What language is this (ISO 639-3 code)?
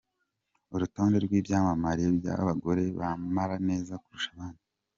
kin